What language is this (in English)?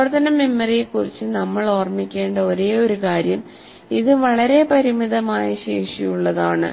Malayalam